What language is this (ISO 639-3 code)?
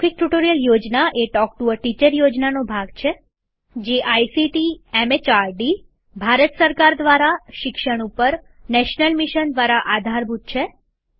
guj